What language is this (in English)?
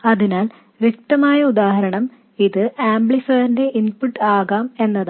Malayalam